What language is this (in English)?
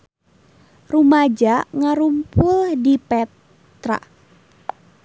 Sundanese